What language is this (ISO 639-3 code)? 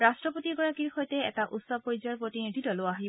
asm